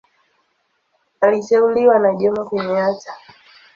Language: Swahili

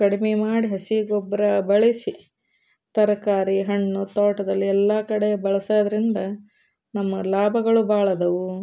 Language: Kannada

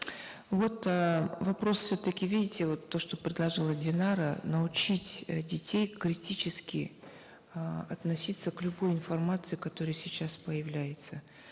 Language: Kazakh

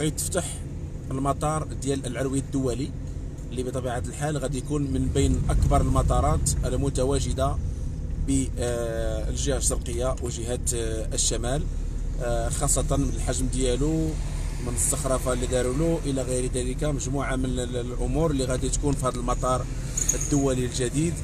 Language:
Arabic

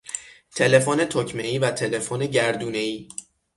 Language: Persian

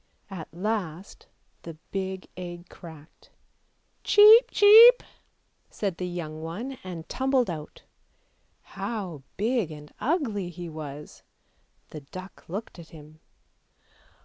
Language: English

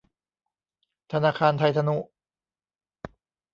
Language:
Thai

